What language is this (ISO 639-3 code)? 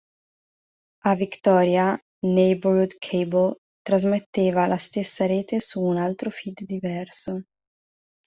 ita